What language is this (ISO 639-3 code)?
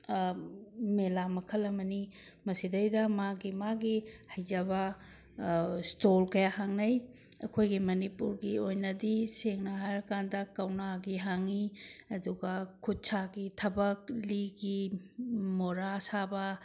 mni